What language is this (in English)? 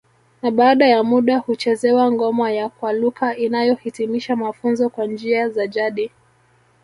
Swahili